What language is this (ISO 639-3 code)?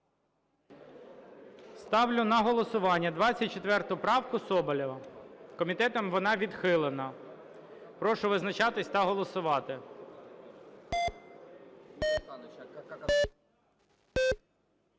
ukr